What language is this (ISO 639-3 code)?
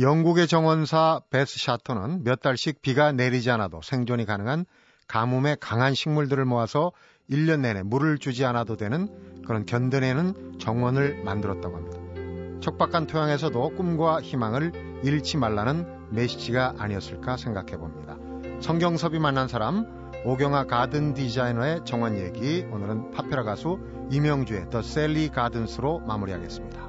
kor